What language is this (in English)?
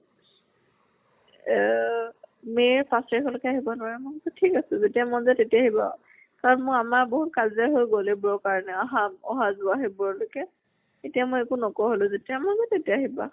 Assamese